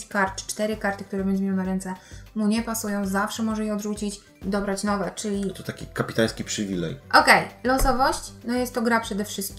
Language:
Polish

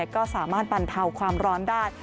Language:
Thai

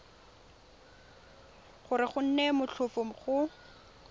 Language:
Tswana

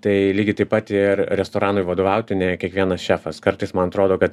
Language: Lithuanian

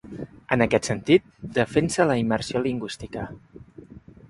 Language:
Catalan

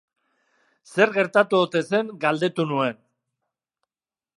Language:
Basque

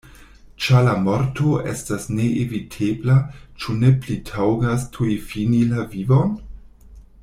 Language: Esperanto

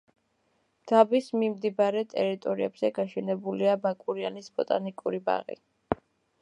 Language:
Georgian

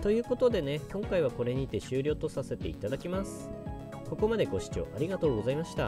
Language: Japanese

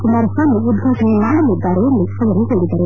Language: Kannada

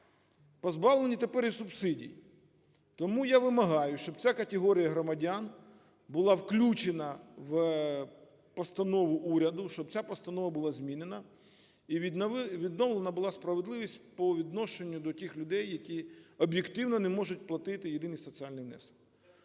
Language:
Ukrainian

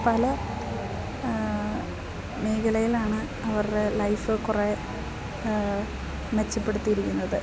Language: Malayalam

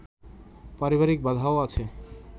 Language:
Bangla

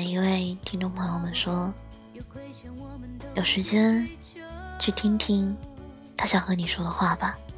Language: Chinese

